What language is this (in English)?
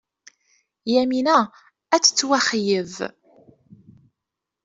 Kabyle